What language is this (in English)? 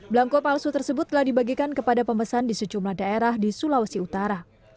Indonesian